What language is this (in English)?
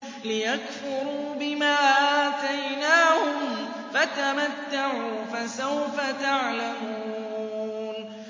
Arabic